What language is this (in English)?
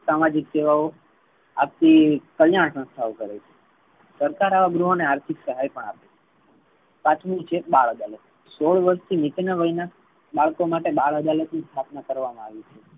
Gujarati